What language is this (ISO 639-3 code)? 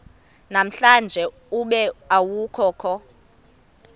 xho